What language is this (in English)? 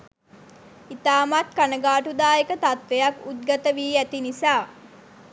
Sinhala